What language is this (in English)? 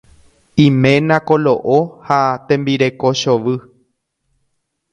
Guarani